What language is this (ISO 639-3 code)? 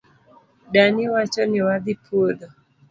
luo